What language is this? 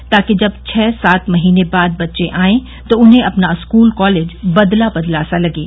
Hindi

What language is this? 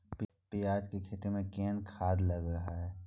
Maithili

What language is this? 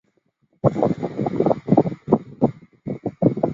Chinese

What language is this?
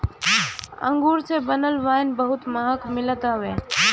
Bhojpuri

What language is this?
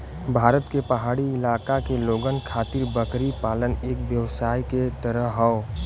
Bhojpuri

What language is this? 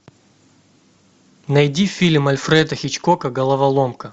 Russian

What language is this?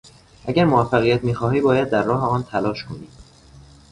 Persian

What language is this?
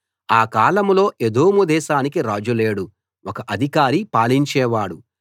Telugu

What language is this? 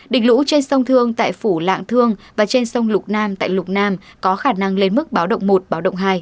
Vietnamese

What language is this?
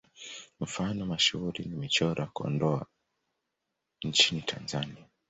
Swahili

